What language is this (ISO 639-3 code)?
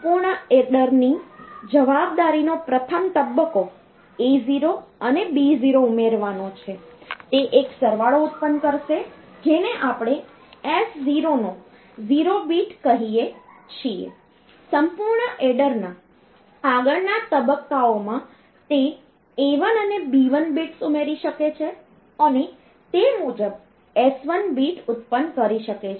guj